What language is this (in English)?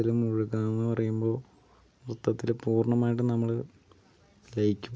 Malayalam